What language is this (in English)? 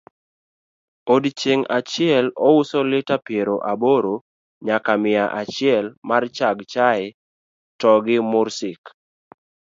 Luo (Kenya and Tanzania)